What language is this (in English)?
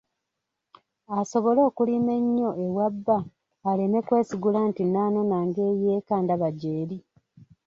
Ganda